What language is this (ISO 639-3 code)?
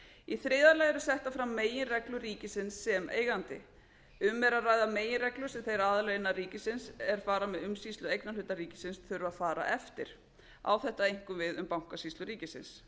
isl